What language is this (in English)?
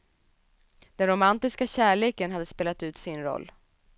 Swedish